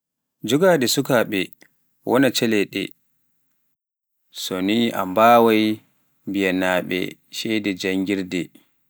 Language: Pular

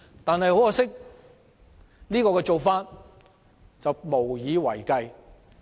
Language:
Cantonese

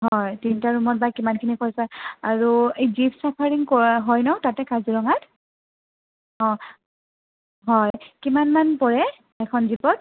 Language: Assamese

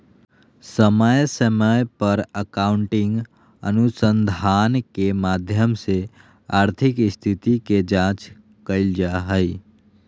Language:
Magahi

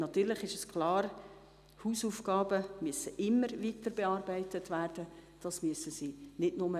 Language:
Swiss German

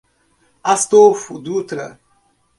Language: Portuguese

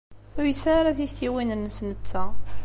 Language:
Kabyle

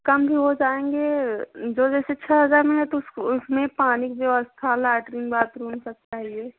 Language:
Hindi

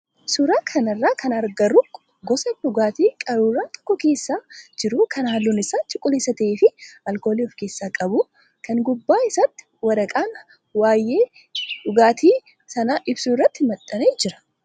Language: Oromo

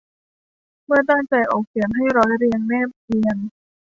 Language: Thai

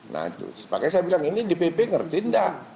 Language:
Indonesian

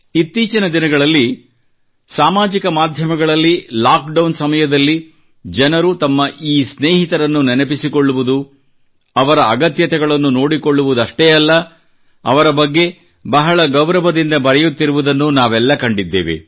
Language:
Kannada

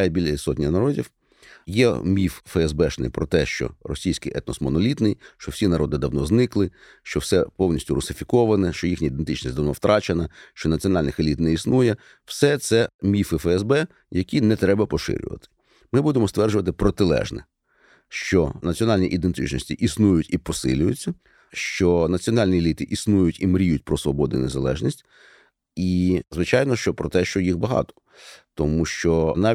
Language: Ukrainian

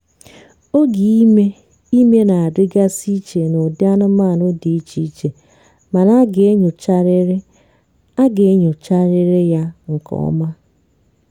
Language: Igbo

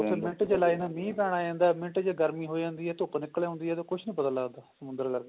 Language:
Punjabi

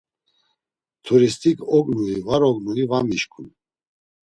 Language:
Laz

